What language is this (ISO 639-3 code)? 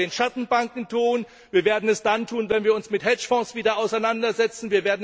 deu